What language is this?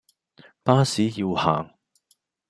Cantonese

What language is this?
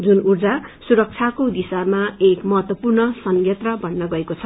Nepali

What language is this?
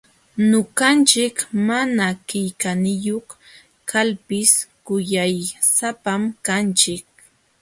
Jauja Wanca Quechua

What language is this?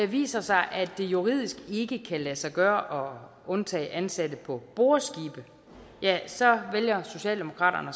Danish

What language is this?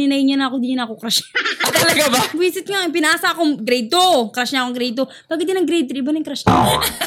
Filipino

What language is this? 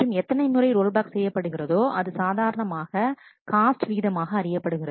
Tamil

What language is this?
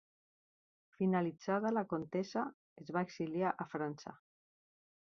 Catalan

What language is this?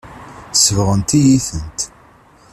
Kabyle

